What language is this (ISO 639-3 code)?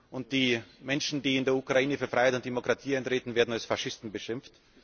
deu